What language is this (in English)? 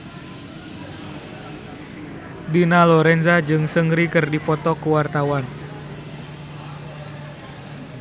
Sundanese